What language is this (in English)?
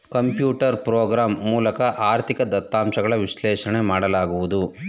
Kannada